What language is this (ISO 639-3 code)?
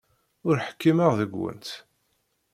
kab